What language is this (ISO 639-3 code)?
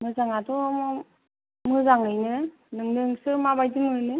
brx